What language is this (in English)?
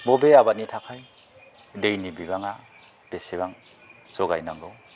Bodo